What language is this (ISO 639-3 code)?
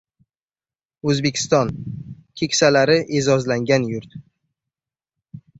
uzb